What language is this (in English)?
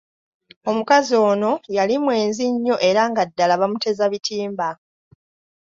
Ganda